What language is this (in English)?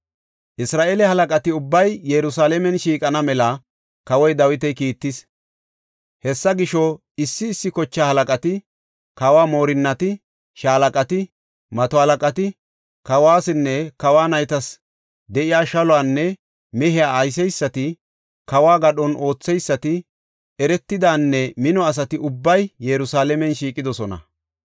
Gofa